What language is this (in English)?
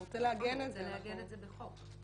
Hebrew